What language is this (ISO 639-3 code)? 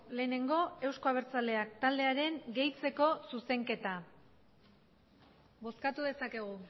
eus